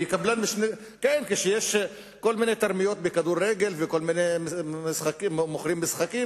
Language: Hebrew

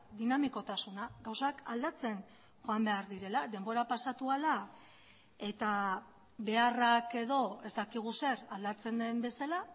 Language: Basque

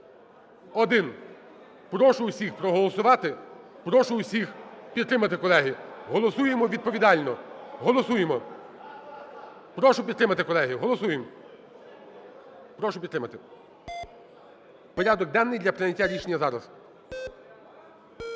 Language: Ukrainian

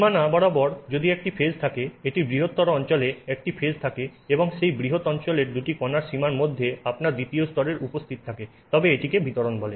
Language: Bangla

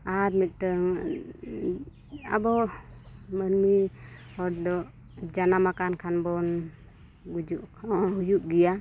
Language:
Santali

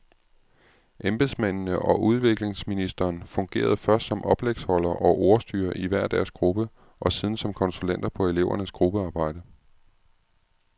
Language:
Danish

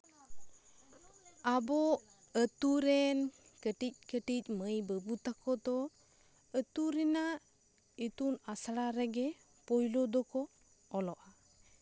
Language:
Santali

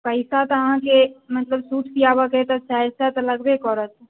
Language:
Maithili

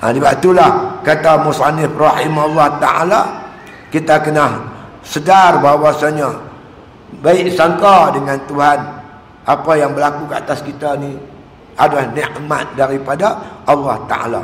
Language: Malay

